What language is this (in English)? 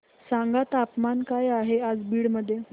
Marathi